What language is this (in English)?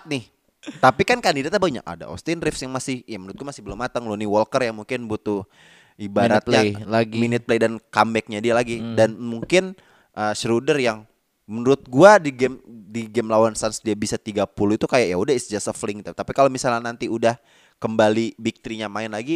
Indonesian